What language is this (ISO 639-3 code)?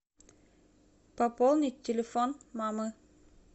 rus